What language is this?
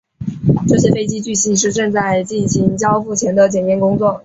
Chinese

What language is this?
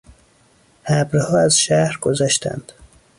Persian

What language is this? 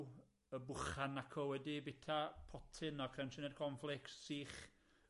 Welsh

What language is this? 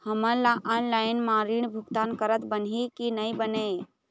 Chhattisgarhi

